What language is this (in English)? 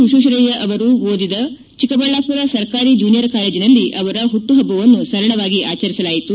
Kannada